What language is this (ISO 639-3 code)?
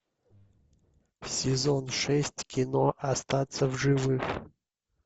rus